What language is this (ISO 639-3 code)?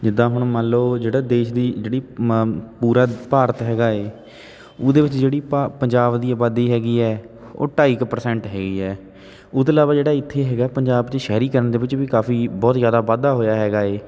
pan